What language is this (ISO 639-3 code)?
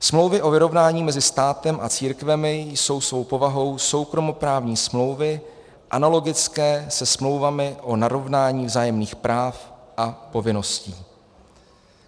ces